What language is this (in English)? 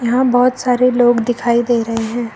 Hindi